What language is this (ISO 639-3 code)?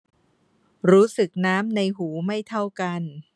tha